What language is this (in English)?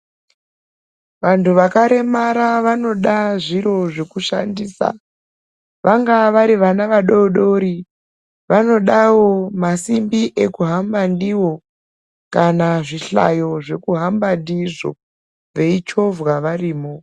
Ndau